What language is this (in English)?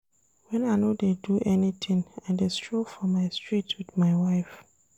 Nigerian Pidgin